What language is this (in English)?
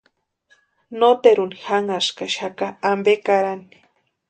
Western Highland Purepecha